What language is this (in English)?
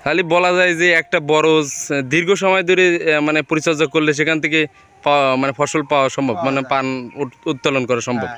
Turkish